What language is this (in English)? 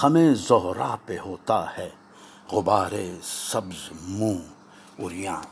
Urdu